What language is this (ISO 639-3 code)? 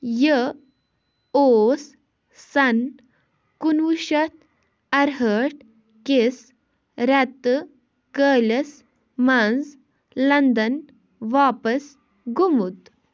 kas